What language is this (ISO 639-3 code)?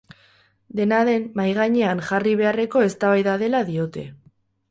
eus